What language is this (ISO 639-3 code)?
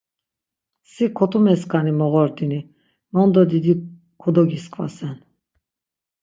lzz